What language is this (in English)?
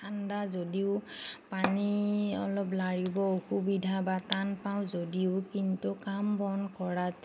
Assamese